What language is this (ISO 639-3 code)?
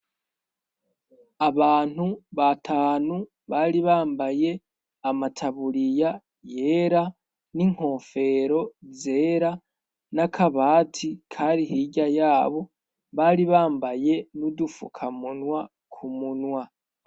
run